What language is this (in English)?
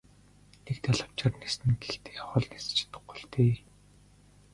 Mongolian